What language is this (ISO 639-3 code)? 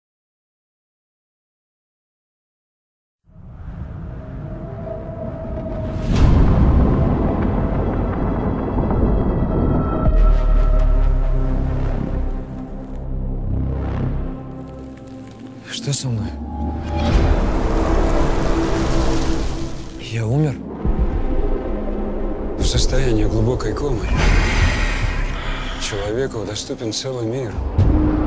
rus